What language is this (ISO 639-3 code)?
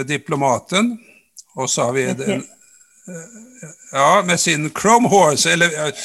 swe